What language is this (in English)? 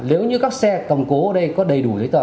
Vietnamese